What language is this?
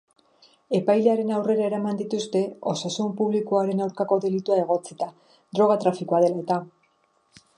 Basque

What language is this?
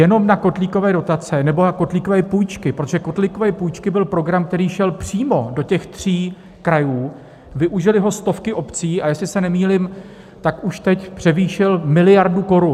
Czech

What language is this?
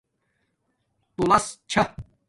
Domaaki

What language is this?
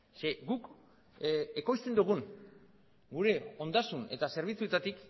Basque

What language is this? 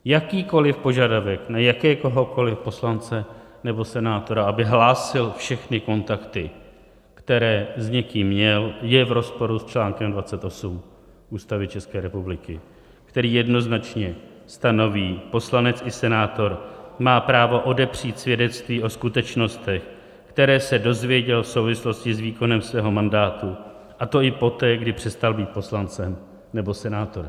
Czech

